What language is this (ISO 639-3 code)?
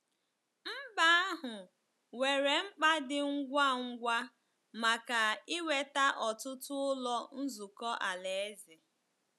ibo